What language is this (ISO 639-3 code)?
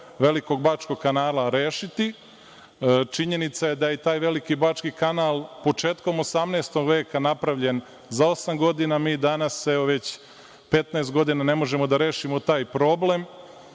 srp